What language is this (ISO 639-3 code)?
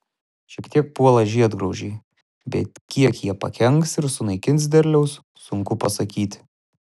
lit